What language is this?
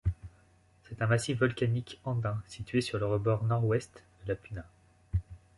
French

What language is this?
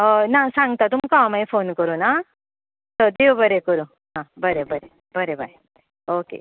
Konkani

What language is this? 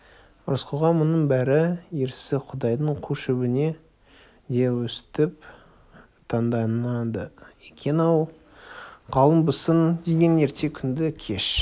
Kazakh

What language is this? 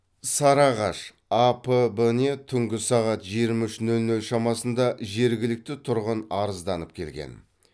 Kazakh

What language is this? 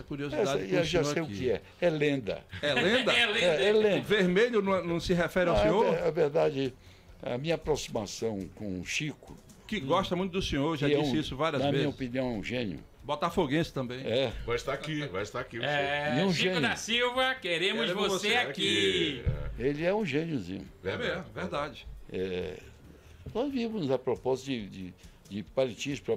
Portuguese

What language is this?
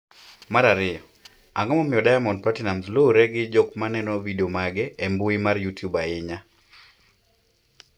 Luo (Kenya and Tanzania)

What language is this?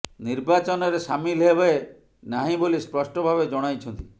Odia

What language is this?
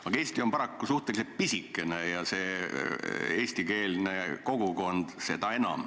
Estonian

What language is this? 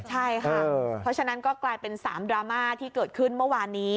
Thai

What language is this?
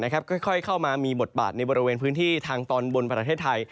Thai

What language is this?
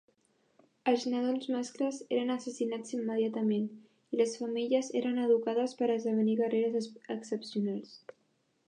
Catalan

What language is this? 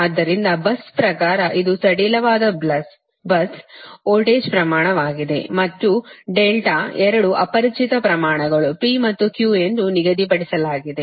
Kannada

